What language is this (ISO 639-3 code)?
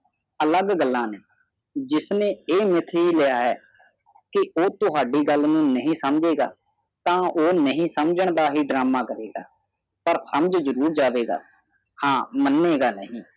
pan